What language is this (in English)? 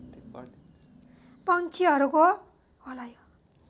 Nepali